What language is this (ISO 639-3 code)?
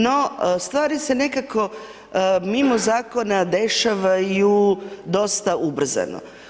hrv